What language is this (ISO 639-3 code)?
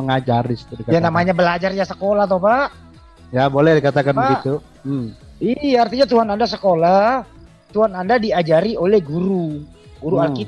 ind